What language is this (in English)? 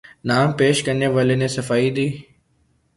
Urdu